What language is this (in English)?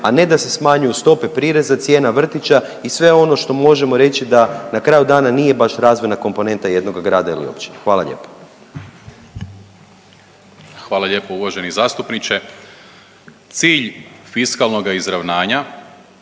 Croatian